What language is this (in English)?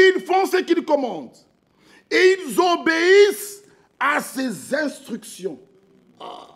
French